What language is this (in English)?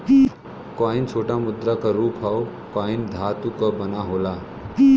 Bhojpuri